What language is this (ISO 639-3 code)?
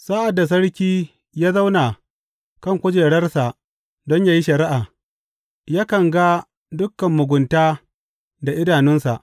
hau